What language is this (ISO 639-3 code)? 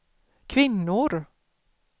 swe